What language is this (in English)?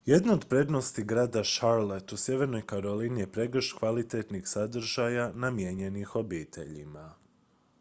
Croatian